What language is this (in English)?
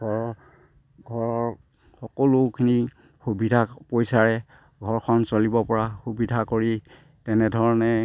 Assamese